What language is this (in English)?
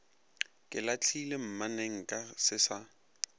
Northern Sotho